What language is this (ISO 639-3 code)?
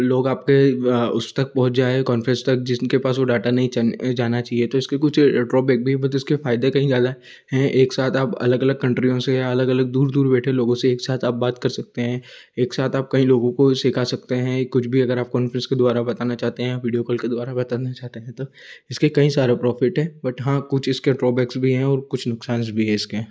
hin